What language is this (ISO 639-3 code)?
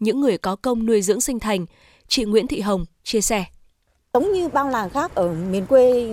vie